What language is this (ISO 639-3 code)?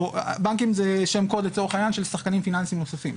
heb